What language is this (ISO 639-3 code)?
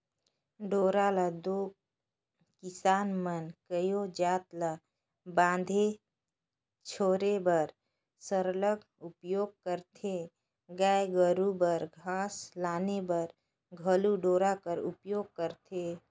hne